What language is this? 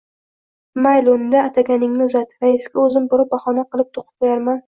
Uzbek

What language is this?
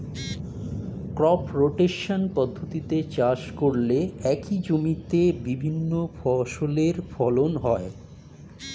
Bangla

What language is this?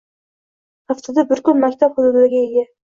Uzbek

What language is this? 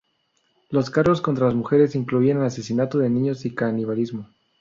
Spanish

